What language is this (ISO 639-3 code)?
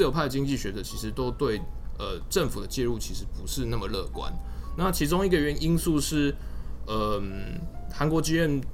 zho